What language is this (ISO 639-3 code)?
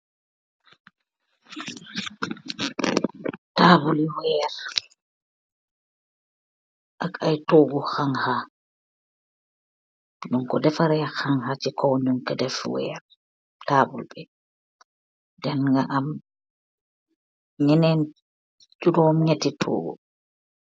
wol